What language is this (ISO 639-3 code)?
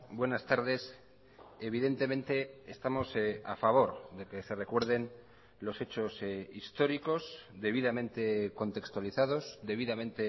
spa